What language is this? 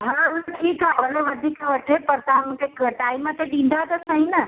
Sindhi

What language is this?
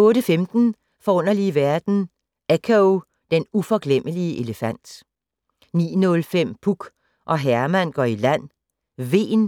Danish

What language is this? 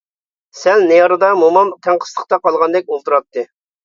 Uyghur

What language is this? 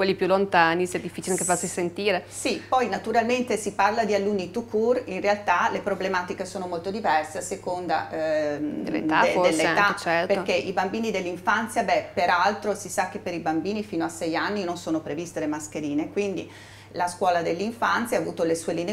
Italian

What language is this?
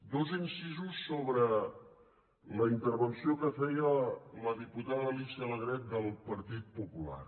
Catalan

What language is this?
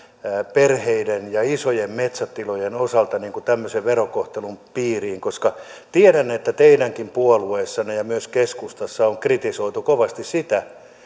Finnish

